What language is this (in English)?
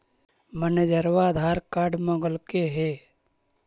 Magahi